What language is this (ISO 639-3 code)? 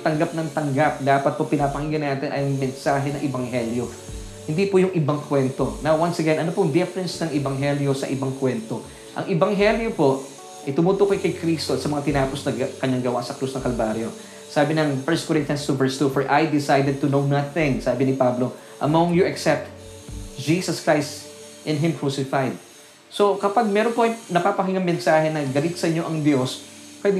fil